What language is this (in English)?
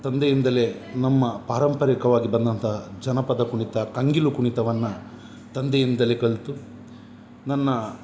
Kannada